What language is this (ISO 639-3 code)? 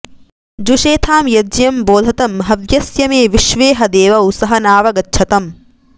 san